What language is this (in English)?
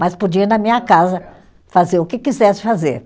Portuguese